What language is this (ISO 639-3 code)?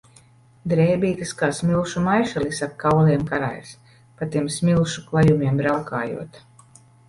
lav